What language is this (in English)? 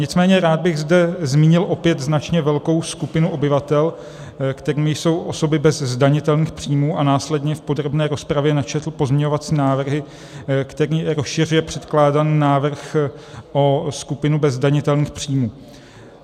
Czech